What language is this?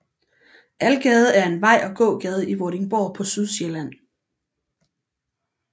Danish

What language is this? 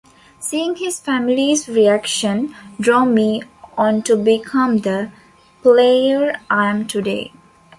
English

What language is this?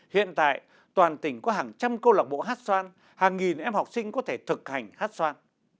Vietnamese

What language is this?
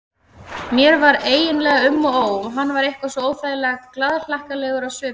Icelandic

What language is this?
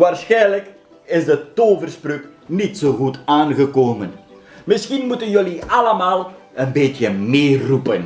Dutch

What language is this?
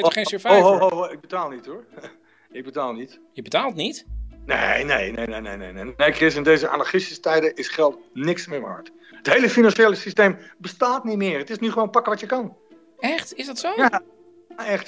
Dutch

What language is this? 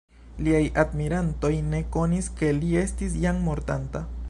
Esperanto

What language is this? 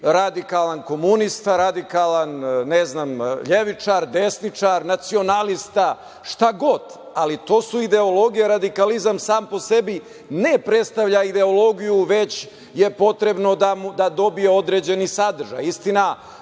Serbian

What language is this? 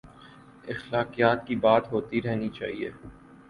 Urdu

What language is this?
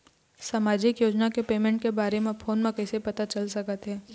Chhattisgarhi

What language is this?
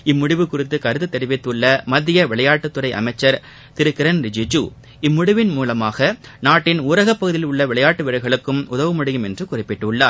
Tamil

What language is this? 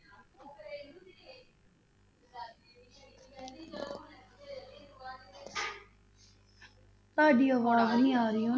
Punjabi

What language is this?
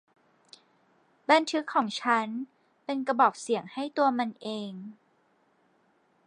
Thai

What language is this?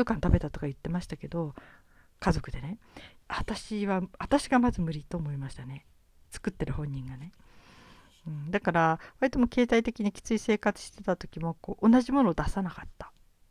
Japanese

